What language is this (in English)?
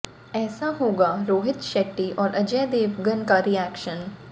Hindi